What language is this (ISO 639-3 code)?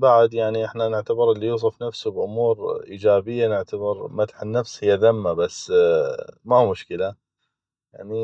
ayp